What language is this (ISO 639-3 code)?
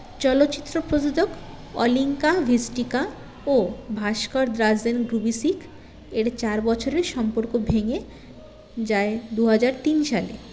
ben